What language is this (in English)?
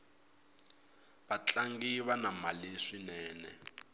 Tsonga